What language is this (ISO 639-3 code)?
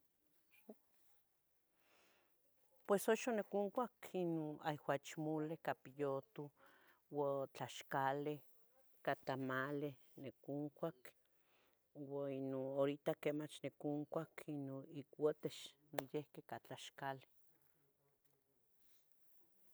nhg